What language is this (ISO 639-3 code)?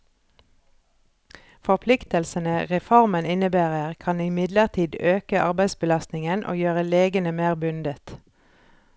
nor